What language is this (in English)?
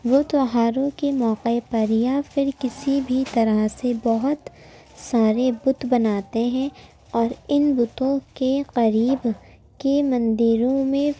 Urdu